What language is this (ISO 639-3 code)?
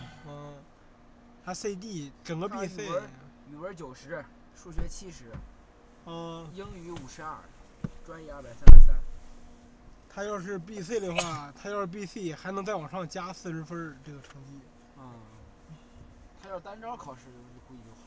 zho